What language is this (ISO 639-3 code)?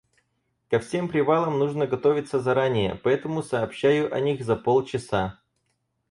rus